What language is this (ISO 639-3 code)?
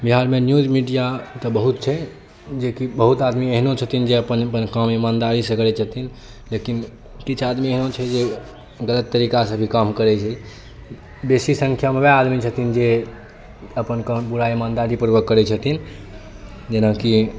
mai